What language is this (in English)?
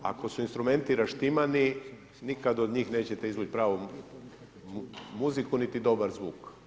Croatian